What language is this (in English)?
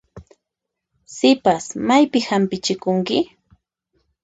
Puno Quechua